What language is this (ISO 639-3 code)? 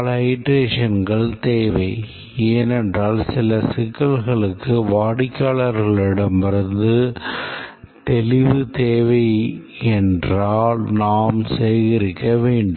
tam